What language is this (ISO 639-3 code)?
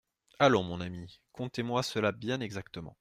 fra